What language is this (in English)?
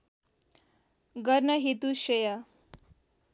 Nepali